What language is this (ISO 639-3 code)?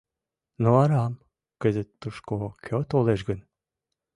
chm